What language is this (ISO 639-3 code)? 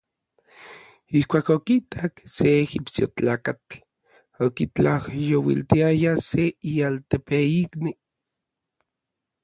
nlv